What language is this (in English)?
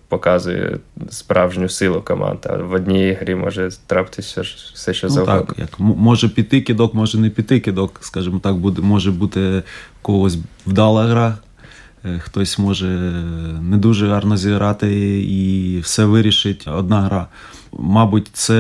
Ukrainian